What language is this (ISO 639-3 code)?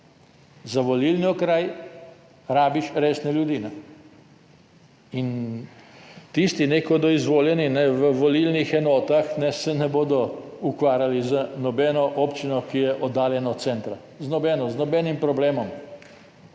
slv